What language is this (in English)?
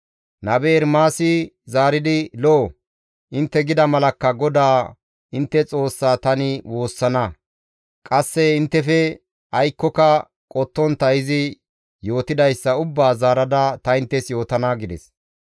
Gamo